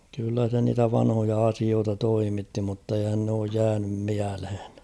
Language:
Finnish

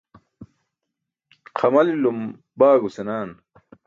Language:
Burushaski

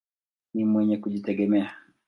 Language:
Swahili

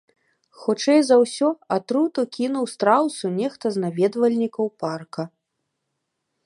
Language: Belarusian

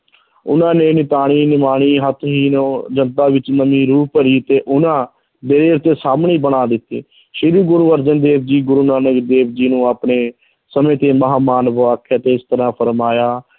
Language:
Punjabi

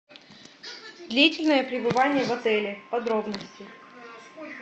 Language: Russian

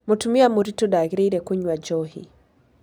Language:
Kikuyu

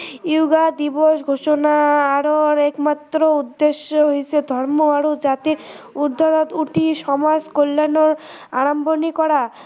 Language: Assamese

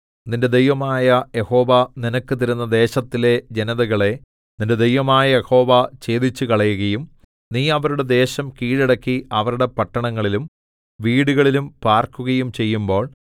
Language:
Malayalam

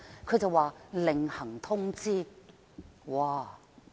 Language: Cantonese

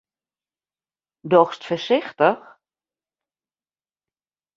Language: Western Frisian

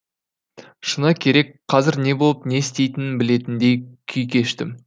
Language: Kazakh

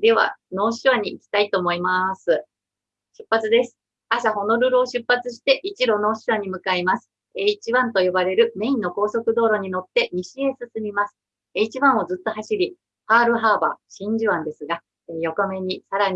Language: Japanese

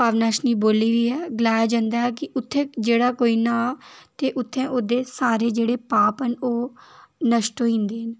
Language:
Dogri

